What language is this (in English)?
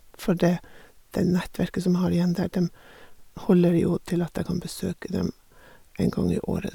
Norwegian